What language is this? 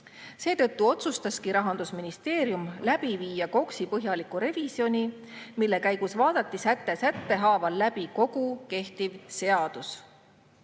Estonian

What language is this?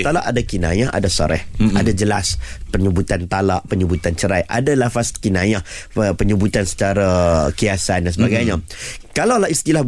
Malay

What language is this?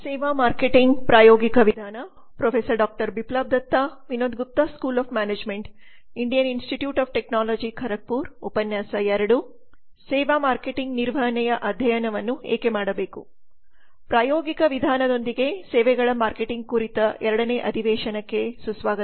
Kannada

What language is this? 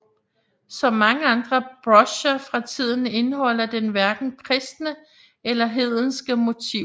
Danish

